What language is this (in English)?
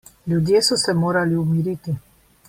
Slovenian